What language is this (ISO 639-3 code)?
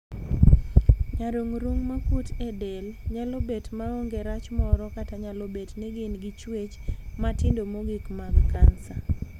luo